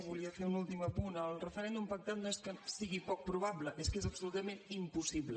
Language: Catalan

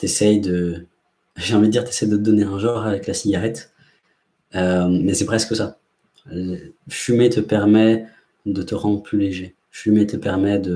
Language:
French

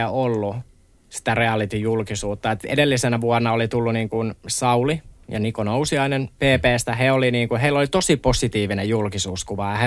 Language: Finnish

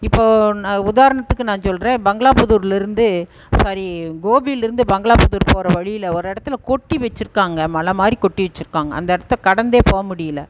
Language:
Tamil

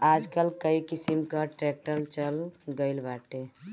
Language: Bhojpuri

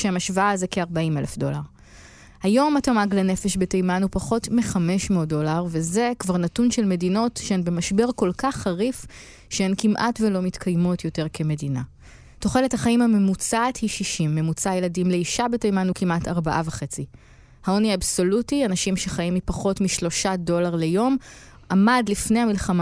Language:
Hebrew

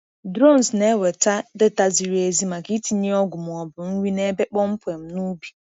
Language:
Igbo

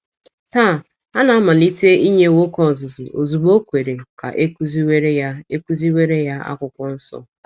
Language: Igbo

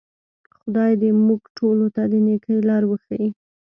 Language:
Pashto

